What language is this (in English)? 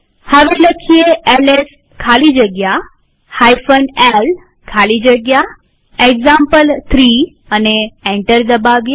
Gujarati